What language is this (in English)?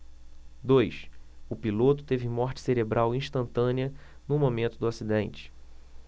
Portuguese